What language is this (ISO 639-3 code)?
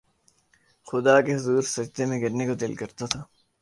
urd